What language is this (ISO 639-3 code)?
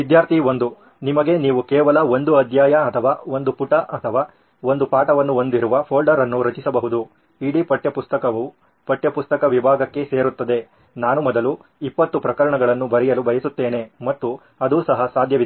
kan